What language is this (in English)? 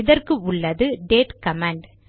Tamil